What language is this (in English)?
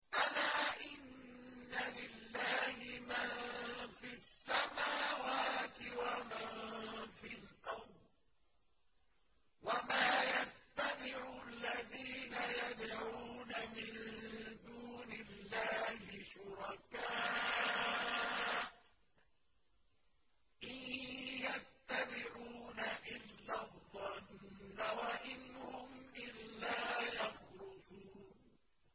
Arabic